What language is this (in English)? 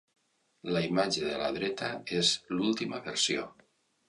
Catalan